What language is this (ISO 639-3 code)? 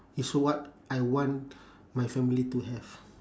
eng